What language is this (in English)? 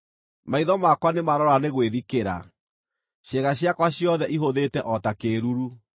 Kikuyu